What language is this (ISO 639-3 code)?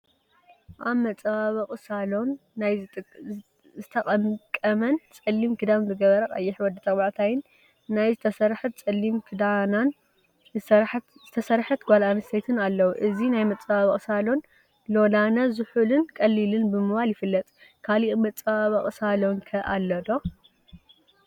tir